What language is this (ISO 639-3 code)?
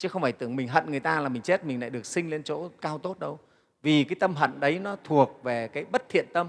vie